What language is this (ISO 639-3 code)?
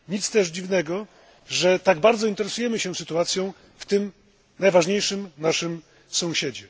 pol